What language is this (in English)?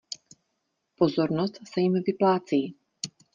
Czech